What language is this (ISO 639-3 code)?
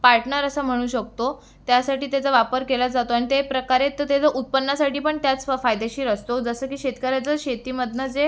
mar